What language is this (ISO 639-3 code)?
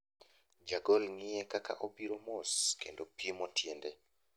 luo